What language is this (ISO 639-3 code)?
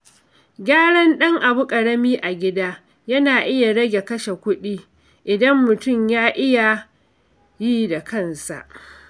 hau